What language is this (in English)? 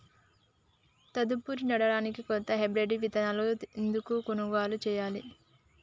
Telugu